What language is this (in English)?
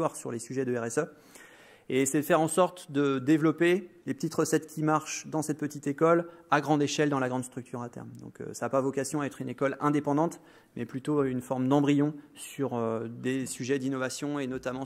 French